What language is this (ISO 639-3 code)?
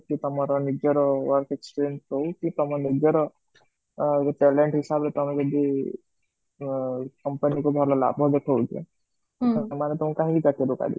ori